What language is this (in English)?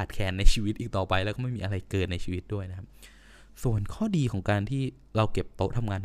Thai